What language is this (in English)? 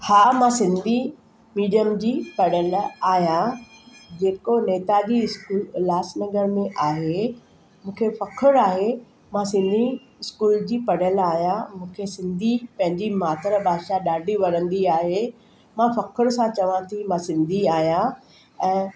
Sindhi